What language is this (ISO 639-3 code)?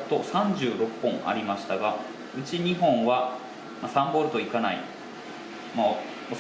jpn